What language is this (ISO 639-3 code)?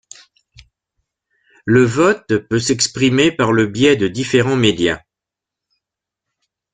fra